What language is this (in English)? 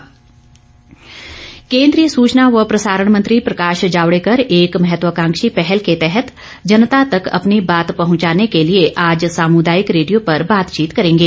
Hindi